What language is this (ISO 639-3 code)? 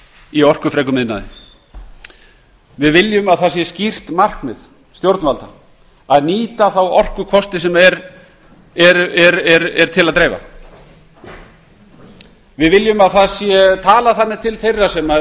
isl